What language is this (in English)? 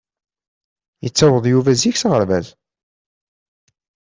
Kabyle